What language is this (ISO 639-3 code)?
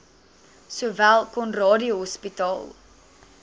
afr